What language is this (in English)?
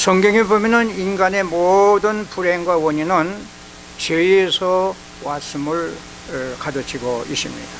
Korean